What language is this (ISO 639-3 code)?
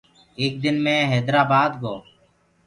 ggg